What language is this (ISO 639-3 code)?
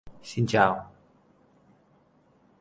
vie